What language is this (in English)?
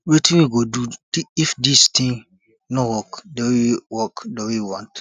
Nigerian Pidgin